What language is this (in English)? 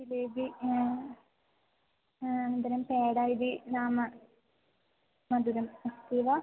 Sanskrit